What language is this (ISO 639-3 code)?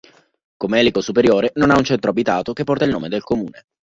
ita